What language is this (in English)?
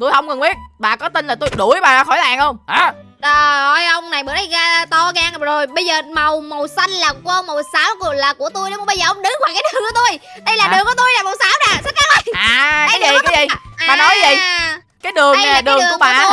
Vietnamese